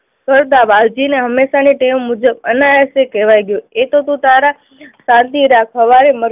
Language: Gujarati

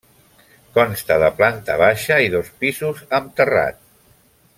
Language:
Catalan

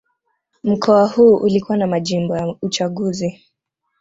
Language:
Swahili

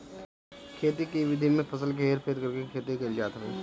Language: Bhojpuri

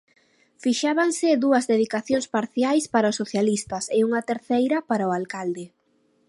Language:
Galician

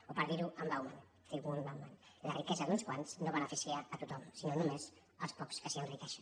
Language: Catalan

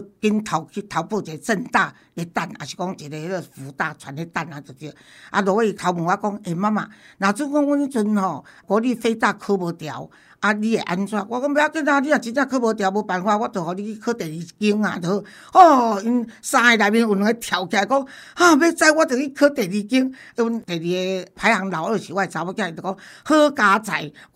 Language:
Chinese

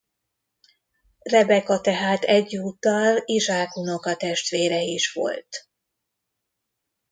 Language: Hungarian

